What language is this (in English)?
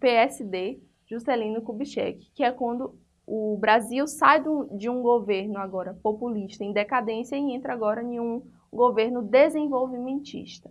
Portuguese